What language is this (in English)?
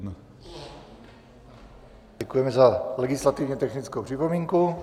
Czech